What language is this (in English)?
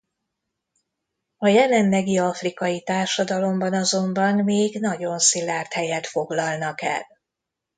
Hungarian